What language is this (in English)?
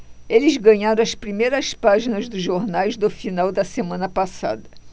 Portuguese